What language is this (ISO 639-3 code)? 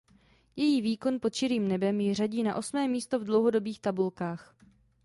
ces